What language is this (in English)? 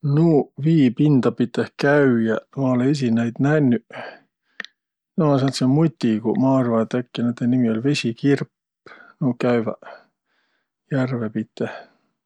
Võro